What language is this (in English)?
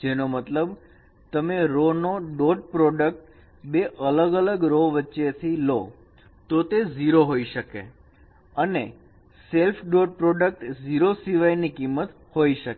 Gujarati